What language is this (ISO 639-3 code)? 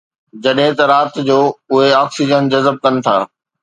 snd